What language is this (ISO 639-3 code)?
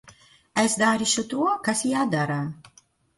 lav